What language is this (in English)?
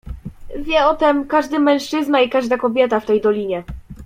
Polish